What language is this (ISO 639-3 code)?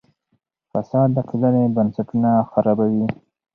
pus